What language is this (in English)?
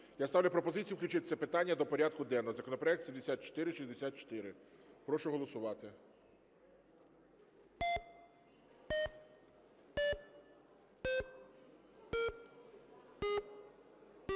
Ukrainian